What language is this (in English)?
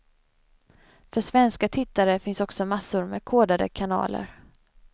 Swedish